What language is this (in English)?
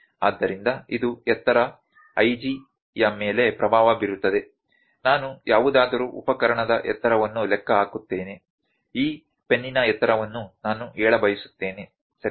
Kannada